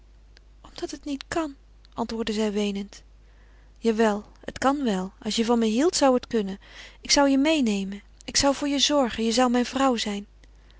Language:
Dutch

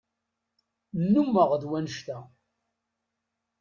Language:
Kabyle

